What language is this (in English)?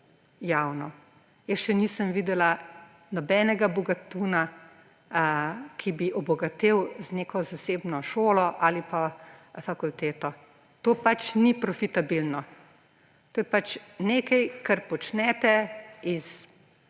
Slovenian